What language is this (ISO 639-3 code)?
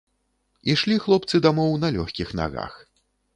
bel